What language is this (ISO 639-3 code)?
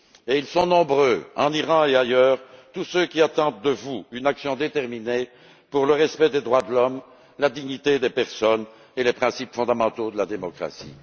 fra